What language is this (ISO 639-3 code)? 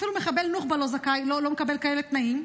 heb